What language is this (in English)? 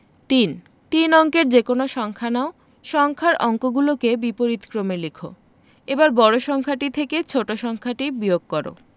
Bangla